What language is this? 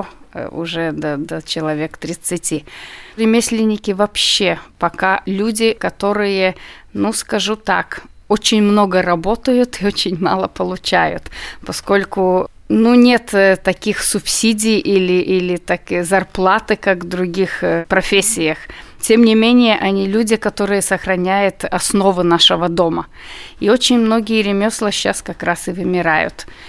Russian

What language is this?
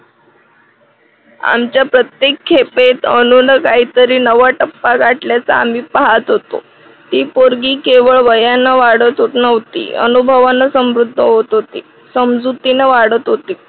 Marathi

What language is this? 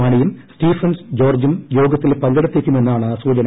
Malayalam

